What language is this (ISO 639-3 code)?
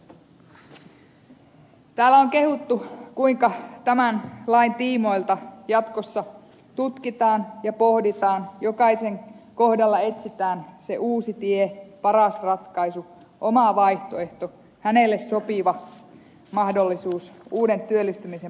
fin